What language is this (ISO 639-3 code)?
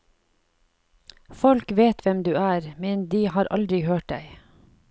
nor